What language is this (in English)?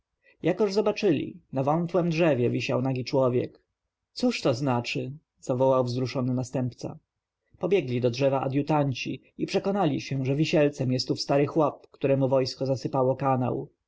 Polish